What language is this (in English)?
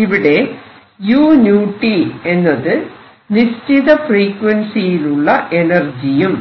Malayalam